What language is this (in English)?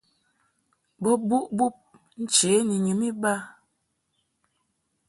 Mungaka